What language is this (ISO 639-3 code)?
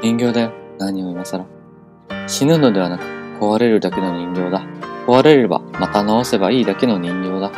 jpn